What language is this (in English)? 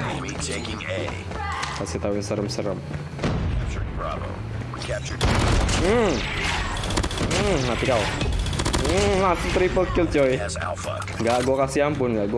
Indonesian